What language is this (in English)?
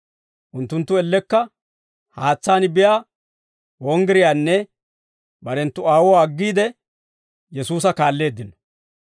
Dawro